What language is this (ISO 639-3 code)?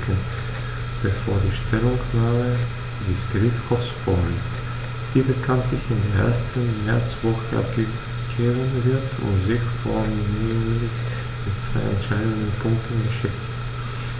deu